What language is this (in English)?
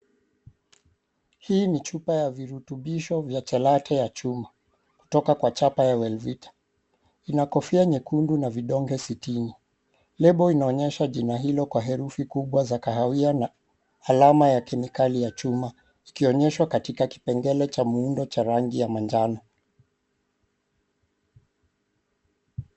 Swahili